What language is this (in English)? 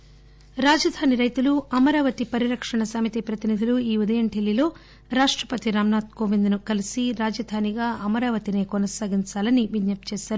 Telugu